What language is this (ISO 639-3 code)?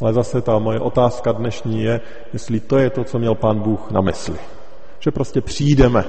ces